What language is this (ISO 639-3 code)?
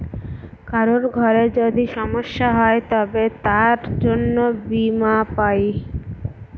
ben